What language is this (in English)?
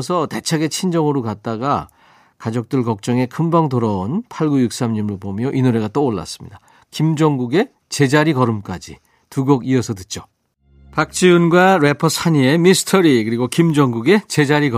Korean